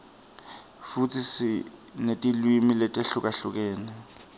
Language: Swati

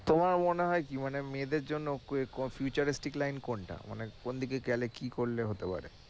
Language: Bangla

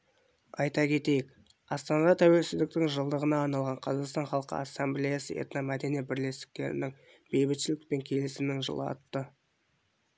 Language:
Kazakh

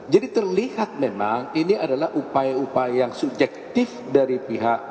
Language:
Indonesian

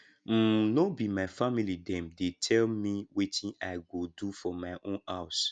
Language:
Nigerian Pidgin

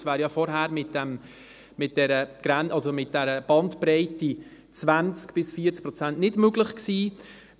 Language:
Swiss German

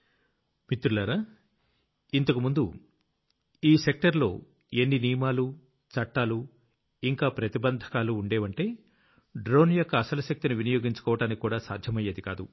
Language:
Telugu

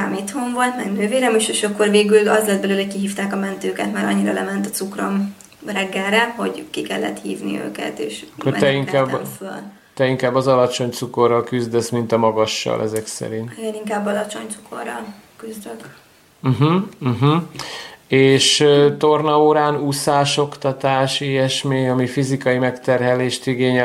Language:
Hungarian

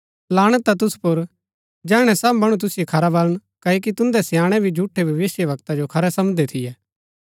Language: Gaddi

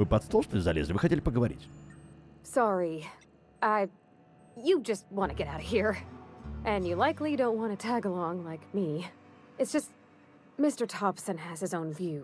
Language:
Russian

